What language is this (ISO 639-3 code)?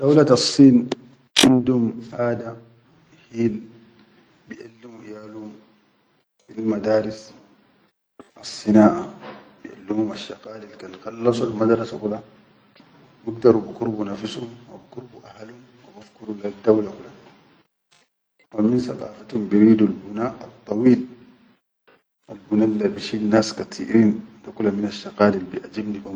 shu